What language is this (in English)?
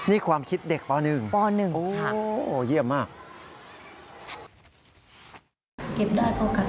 Thai